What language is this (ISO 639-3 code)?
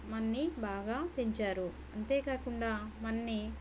tel